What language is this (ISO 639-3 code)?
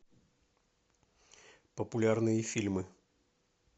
rus